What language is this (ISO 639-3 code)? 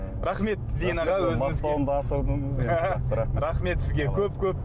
kaz